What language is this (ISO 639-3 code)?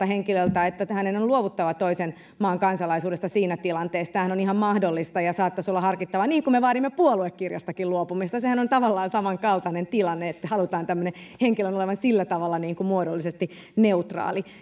fin